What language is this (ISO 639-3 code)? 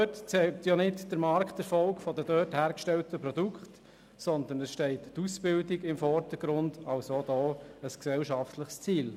gsw